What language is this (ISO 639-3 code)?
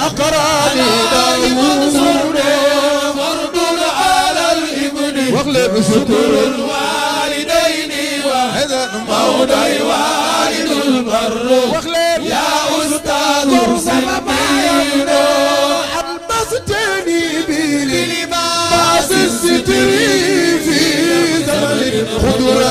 ara